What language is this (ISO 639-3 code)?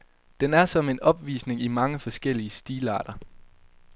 dan